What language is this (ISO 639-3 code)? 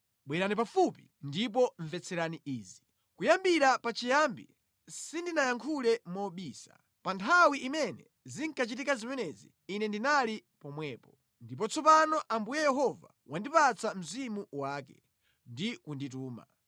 nya